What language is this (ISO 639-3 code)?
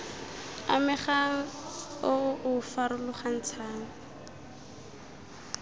tsn